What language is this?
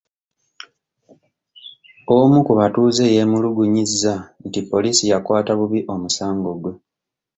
Ganda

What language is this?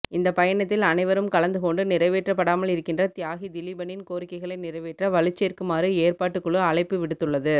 Tamil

